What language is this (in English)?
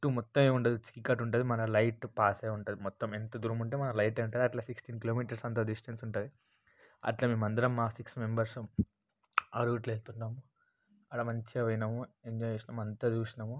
Telugu